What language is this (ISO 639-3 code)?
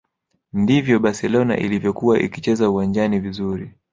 swa